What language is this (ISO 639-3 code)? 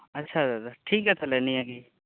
sat